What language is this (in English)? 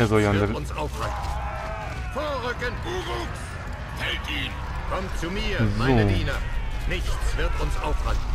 German